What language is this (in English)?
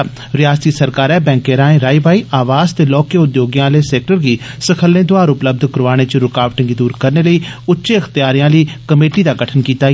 Dogri